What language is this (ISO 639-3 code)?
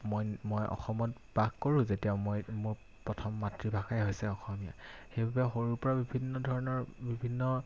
asm